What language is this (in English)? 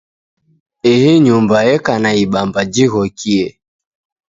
Taita